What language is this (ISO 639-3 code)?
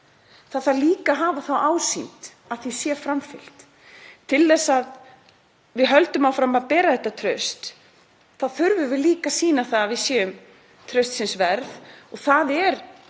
isl